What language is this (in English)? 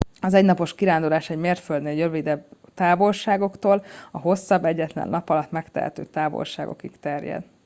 Hungarian